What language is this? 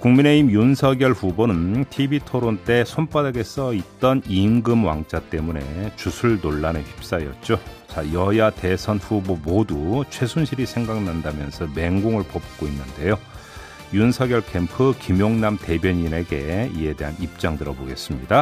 Korean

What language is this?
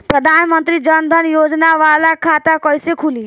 Bhojpuri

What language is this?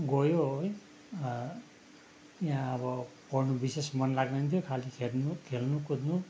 Nepali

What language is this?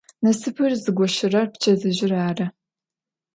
Adyghe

